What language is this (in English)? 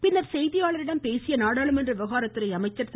Tamil